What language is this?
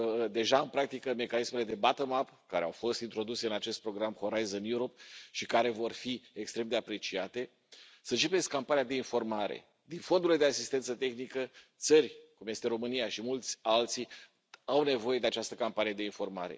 Romanian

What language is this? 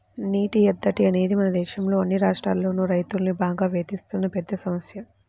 Telugu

